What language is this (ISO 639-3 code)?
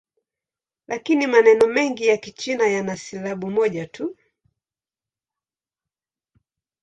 swa